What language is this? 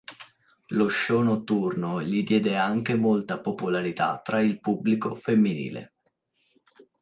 Italian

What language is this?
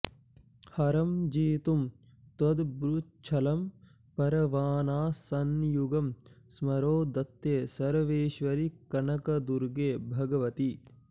Sanskrit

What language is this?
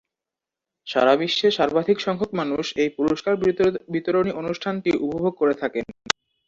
Bangla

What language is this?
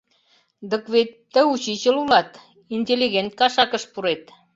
Mari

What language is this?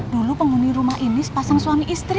Indonesian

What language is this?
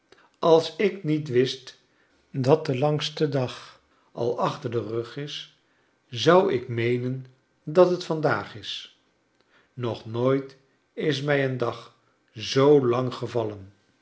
Dutch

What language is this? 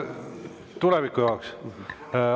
Estonian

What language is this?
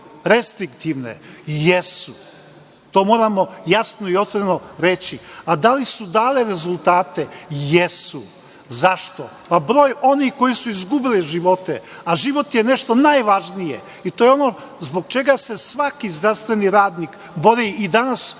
Serbian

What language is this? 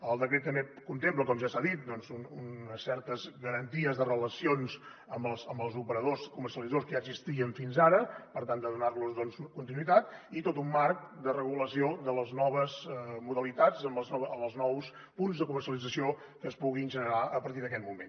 Catalan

